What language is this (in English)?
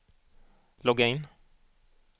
Swedish